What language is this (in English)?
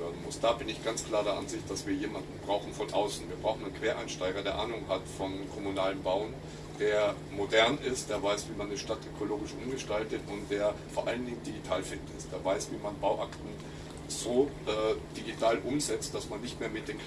German